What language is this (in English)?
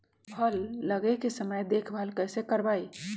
Magahi